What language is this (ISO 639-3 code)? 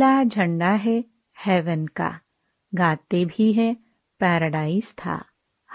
hin